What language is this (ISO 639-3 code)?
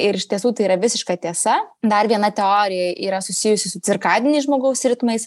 lit